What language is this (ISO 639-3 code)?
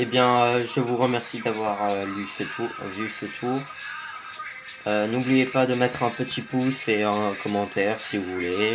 fra